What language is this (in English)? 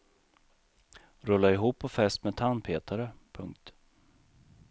Swedish